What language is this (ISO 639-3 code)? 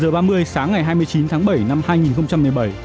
vie